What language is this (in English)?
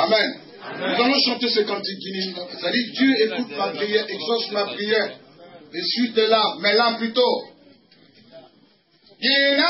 French